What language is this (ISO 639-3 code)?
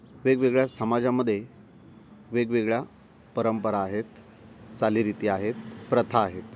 mar